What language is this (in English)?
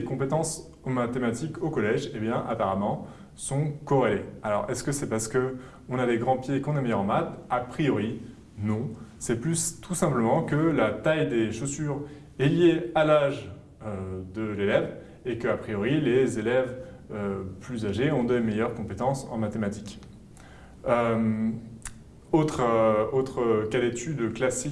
French